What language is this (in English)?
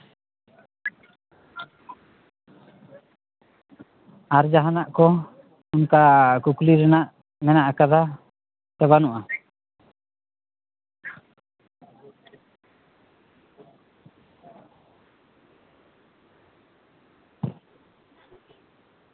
Santali